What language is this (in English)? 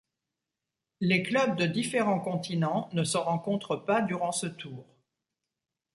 French